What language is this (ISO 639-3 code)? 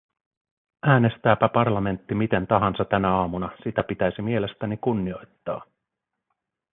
fin